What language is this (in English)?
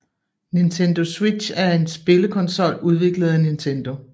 Danish